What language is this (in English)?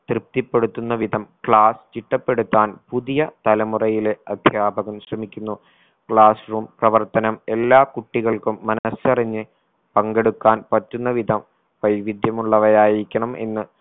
Malayalam